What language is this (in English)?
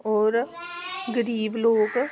Dogri